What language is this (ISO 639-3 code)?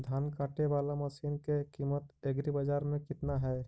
mag